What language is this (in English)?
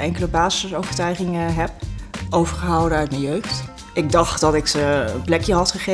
Dutch